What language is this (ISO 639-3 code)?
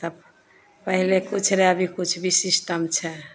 mai